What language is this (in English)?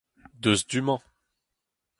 Breton